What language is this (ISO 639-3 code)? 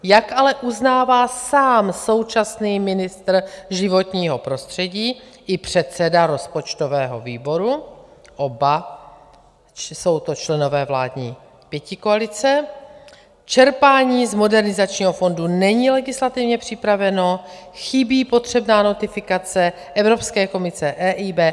ces